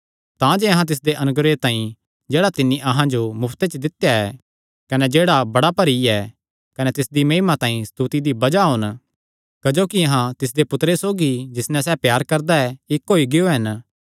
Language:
Kangri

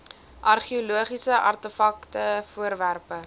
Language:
Afrikaans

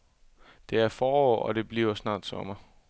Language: Danish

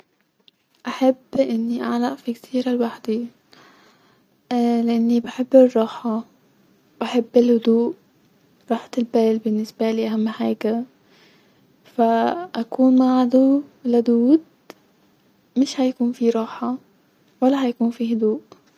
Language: Egyptian Arabic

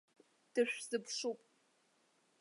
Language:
Abkhazian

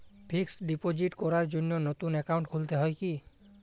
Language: Bangla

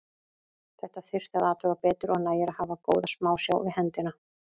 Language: Icelandic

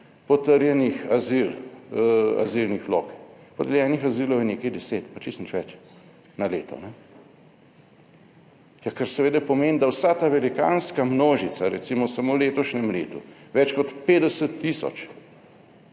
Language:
Slovenian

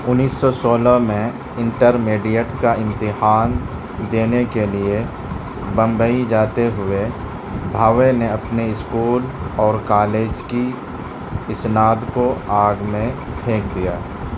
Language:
Urdu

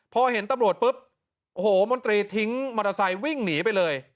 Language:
Thai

